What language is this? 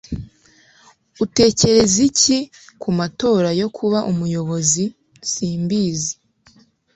Kinyarwanda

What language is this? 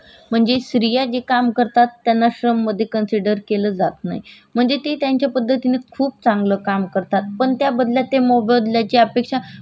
Marathi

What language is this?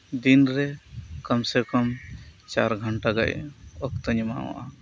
Santali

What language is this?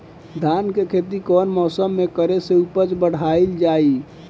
Bhojpuri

